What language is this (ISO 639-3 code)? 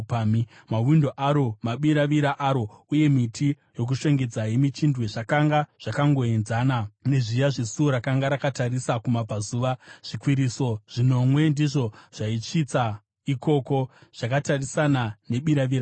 sna